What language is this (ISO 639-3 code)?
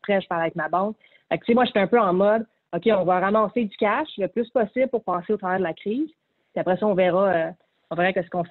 fra